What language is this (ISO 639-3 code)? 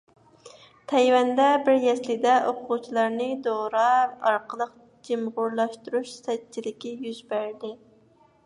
uig